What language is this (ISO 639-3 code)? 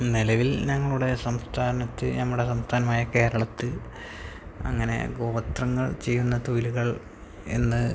mal